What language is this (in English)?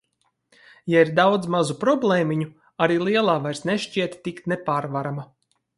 Latvian